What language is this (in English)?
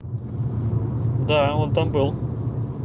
Russian